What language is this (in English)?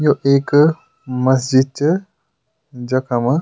Garhwali